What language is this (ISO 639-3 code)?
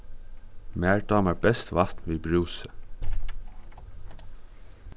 fao